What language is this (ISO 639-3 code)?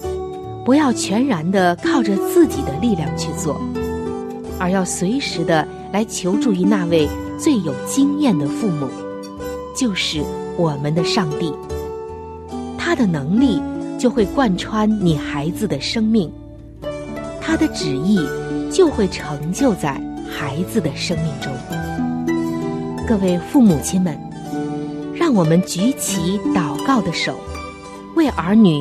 zho